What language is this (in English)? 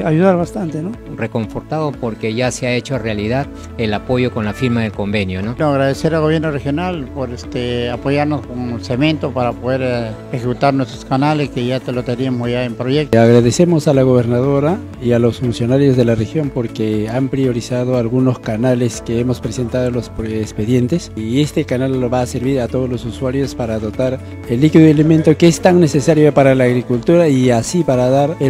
Spanish